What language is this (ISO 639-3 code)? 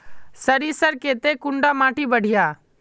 mag